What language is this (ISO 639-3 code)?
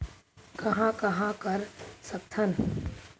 hne